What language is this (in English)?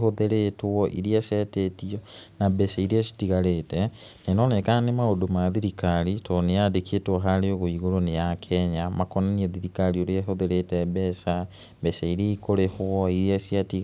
Kikuyu